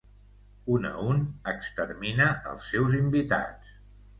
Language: Catalan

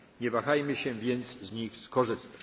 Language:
Polish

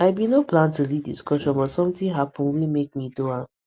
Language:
Nigerian Pidgin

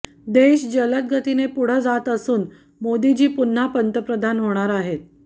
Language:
Marathi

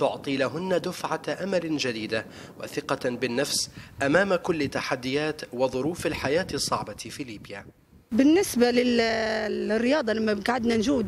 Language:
Arabic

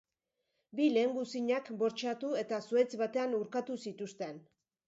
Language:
Basque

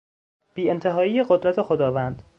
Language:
Persian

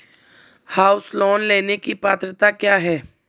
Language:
Hindi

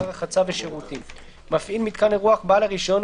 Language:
Hebrew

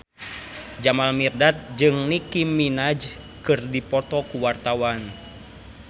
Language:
Sundanese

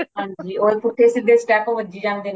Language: Punjabi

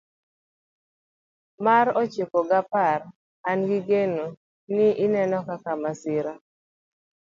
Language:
Luo (Kenya and Tanzania)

